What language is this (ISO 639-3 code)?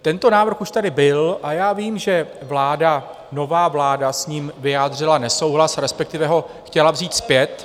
ces